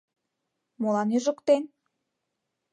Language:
Mari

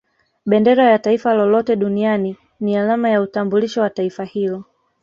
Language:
Swahili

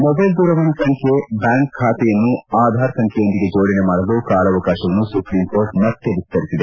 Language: Kannada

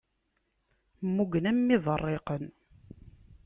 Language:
Kabyle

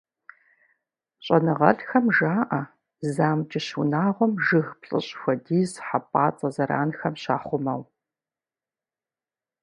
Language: Kabardian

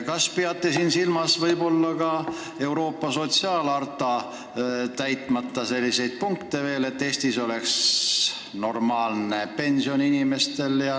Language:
Estonian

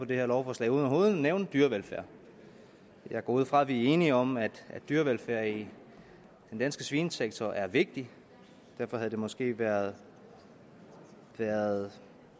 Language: Danish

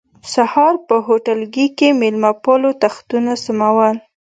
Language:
Pashto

